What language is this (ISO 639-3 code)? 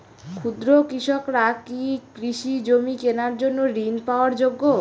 ben